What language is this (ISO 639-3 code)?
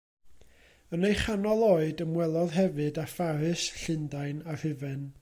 cym